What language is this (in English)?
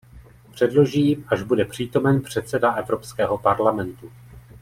Czech